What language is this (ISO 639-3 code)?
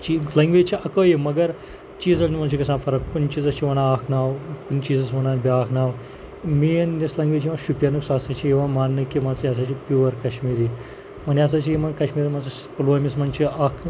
kas